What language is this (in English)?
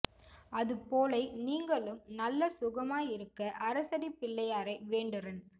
Tamil